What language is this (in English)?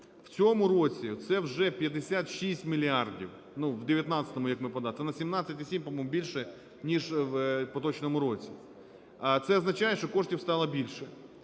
Ukrainian